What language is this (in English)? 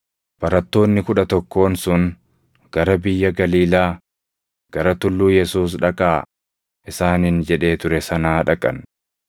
Oromo